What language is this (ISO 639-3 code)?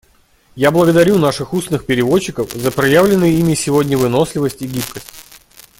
rus